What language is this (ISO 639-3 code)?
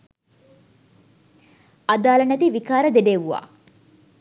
sin